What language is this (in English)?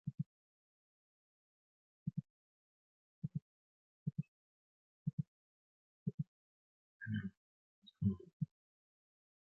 Welsh